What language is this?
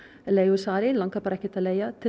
Icelandic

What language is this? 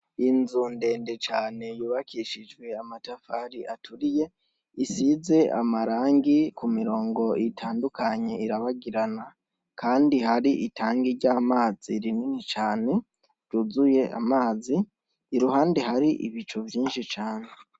Rundi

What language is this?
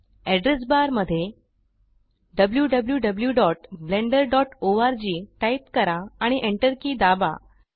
Marathi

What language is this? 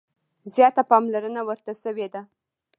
Pashto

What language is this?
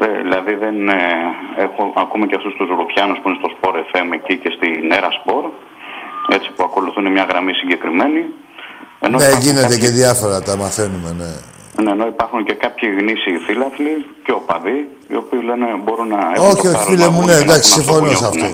Greek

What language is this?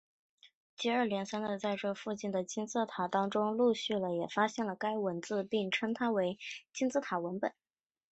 Chinese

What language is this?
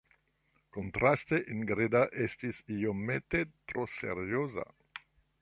Esperanto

